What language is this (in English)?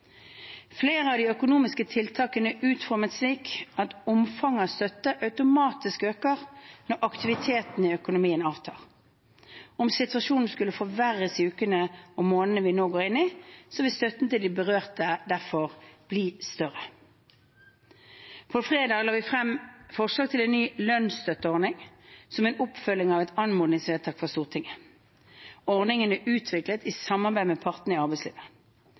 Norwegian Bokmål